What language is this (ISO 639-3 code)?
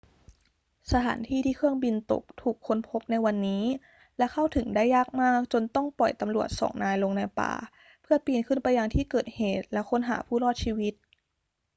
tha